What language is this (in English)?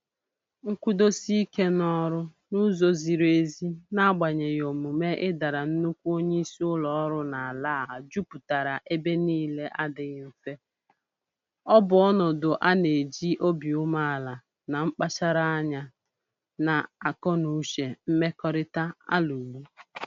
Igbo